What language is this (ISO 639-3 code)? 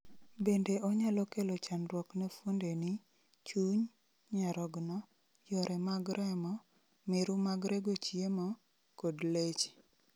luo